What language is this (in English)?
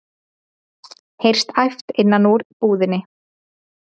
Icelandic